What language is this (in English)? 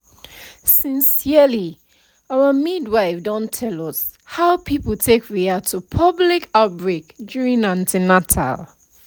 Nigerian Pidgin